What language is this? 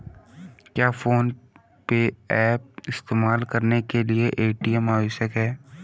Hindi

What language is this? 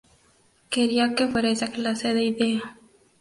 Spanish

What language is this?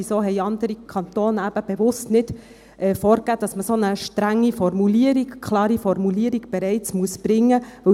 Swiss German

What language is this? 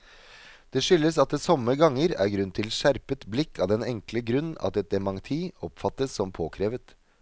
Norwegian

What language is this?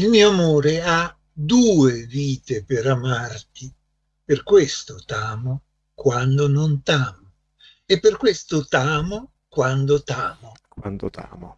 Italian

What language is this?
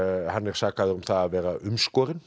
Icelandic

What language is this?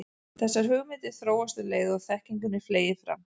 Icelandic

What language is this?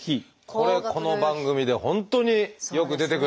Japanese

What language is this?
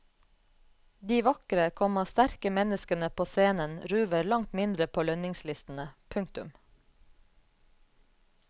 Norwegian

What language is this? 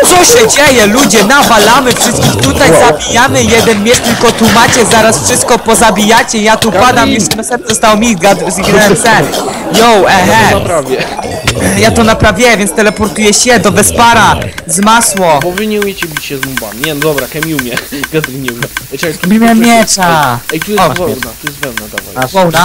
Polish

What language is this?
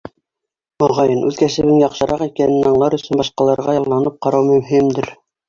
Bashkir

